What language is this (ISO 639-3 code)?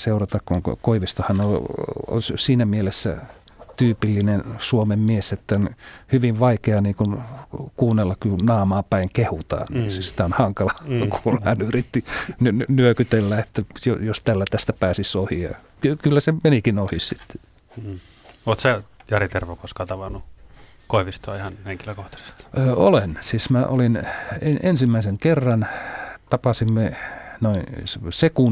fin